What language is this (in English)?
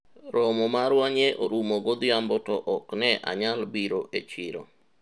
Luo (Kenya and Tanzania)